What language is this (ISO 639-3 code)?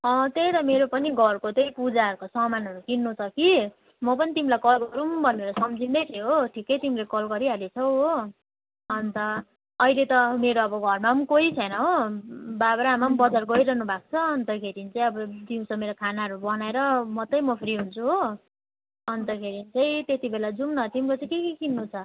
nep